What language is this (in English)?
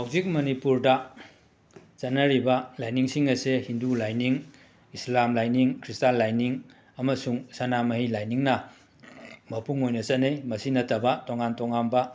Manipuri